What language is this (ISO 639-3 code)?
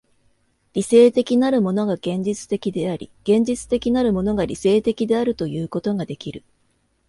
jpn